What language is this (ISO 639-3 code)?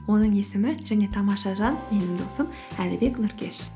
kaz